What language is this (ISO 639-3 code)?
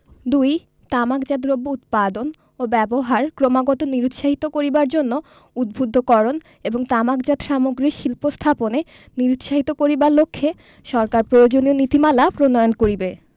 ben